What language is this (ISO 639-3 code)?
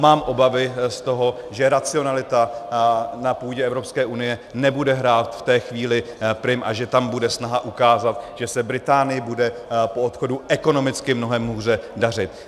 ces